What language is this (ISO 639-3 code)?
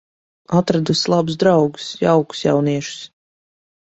lav